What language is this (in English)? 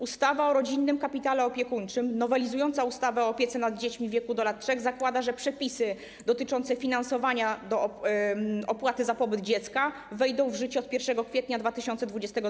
Polish